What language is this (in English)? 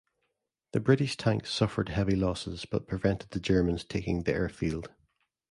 English